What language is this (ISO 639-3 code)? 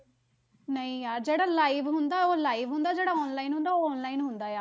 pan